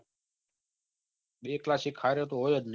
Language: Gujarati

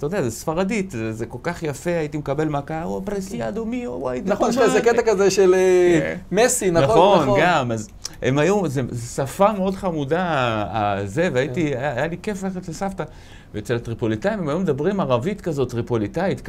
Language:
Hebrew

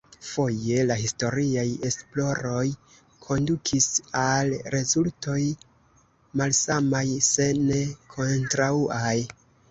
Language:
Esperanto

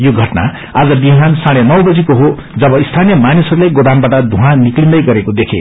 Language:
Nepali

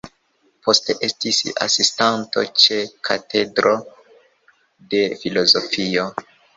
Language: Esperanto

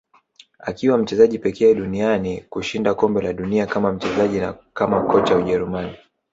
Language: Swahili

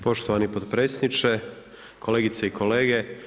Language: Croatian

